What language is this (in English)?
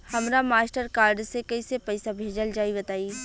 Bhojpuri